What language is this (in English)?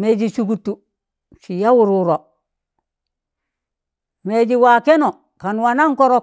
Tangale